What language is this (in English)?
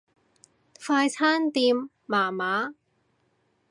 Cantonese